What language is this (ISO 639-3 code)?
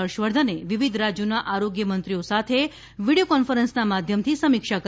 guj